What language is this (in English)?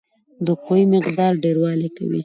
Pashto